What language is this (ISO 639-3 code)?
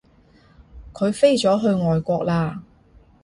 yue